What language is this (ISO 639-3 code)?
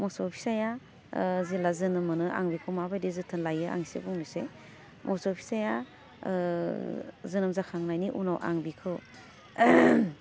brx